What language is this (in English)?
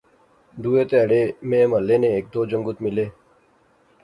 Pahari-Potwari